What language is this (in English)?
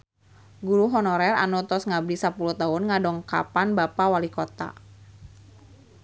Sundanese